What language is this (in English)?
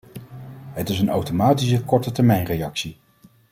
Dutch